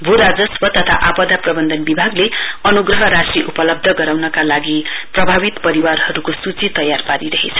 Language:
Nepali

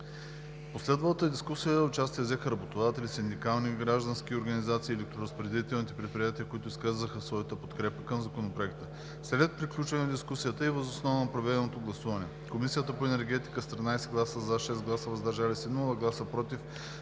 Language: Bulgarian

